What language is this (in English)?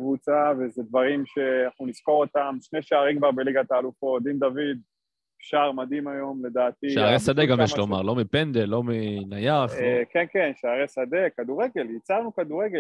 Hebrew